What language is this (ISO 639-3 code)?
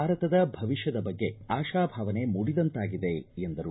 kan